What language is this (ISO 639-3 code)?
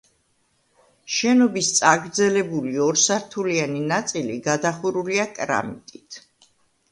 kat